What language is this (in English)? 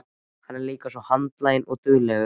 Icelandic